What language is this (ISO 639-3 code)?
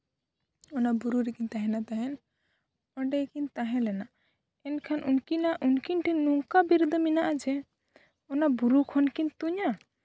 sat